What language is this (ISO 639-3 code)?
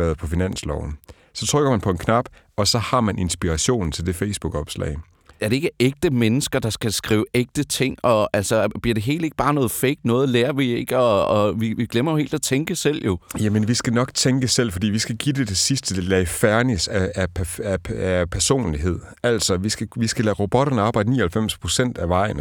dan